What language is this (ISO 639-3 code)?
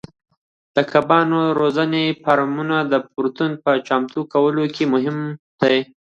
pus